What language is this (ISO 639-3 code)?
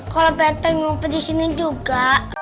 ind